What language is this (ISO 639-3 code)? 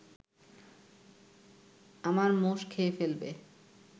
ben